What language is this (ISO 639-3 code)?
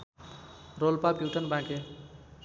nep